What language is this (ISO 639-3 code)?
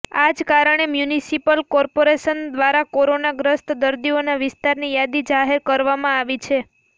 guj